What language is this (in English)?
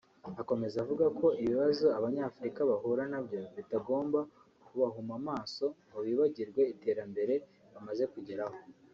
Kinyarwanda